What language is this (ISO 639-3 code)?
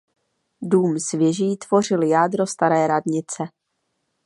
ces